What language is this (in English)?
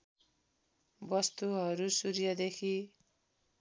Nepali